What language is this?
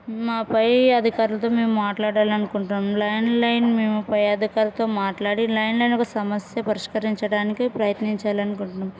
Telugu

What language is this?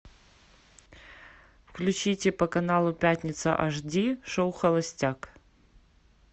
Russian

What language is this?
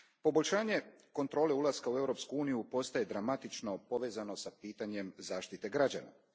Croatian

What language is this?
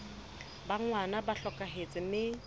Southern Sotho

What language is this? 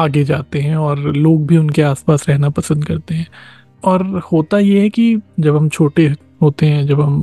Hindi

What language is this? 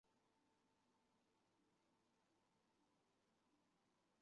Chinese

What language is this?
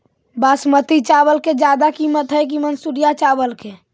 Magahi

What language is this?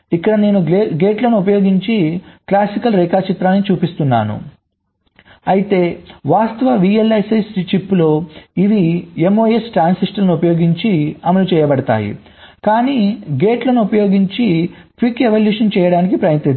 Telugu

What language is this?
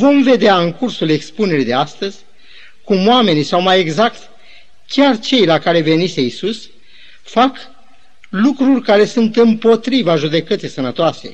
Romanian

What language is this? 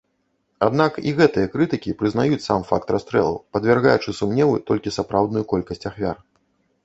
Belarusian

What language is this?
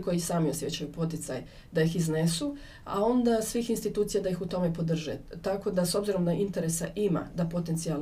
Croatian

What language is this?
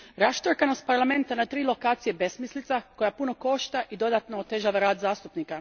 Croatian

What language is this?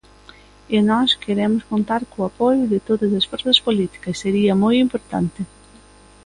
Galician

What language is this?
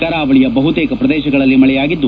Kannada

